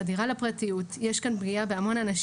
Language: Hebrew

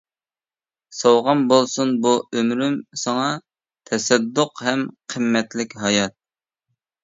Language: Uyghur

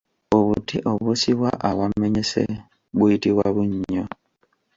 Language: Ganda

